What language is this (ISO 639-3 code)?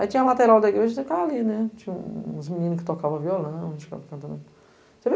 por